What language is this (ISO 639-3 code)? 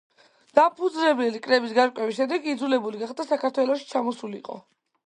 kat